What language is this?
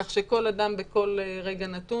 Hebrew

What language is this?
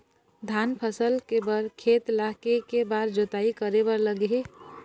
Chhattisgarhi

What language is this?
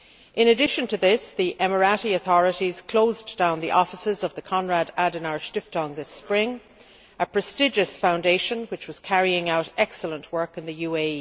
English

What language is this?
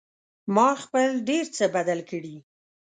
Pashto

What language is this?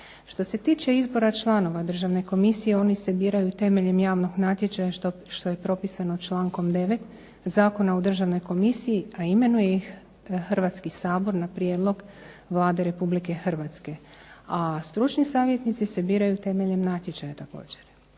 Croatian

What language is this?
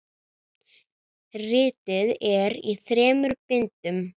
Icelandic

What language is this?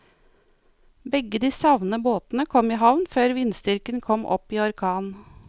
Norwegian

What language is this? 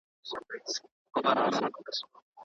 Pashto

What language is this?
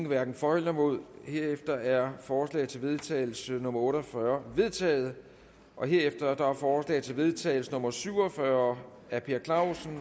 Danish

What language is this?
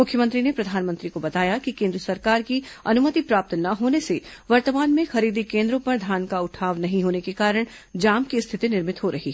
Hindi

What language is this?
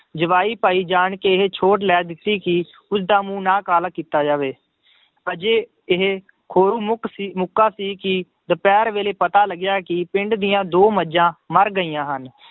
Punjabi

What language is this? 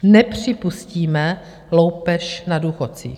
Czech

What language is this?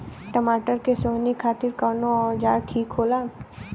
Bhojpuri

